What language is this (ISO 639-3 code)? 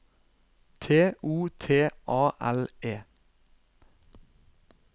nor